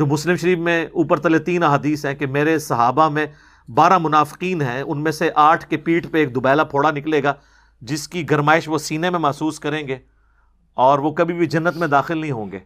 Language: Urdu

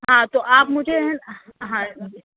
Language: Urdu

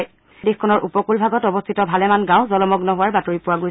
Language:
Assamese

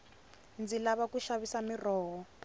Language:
Tsonga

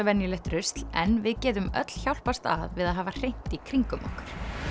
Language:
Icelandic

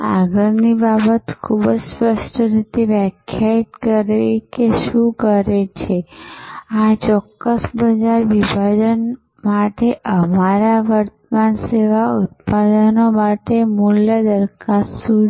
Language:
Gujarati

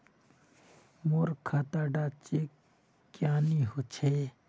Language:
Magahi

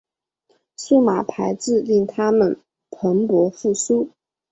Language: Chinese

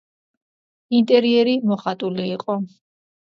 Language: Georgian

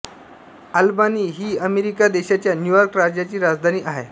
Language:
Marathi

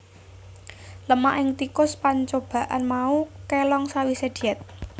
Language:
Javanese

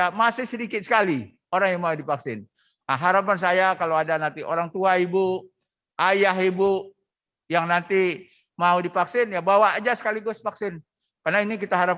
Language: Indonesian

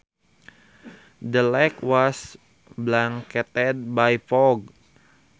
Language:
Sundanese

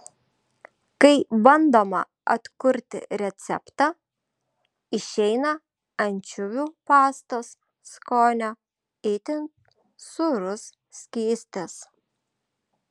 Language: Lithuanian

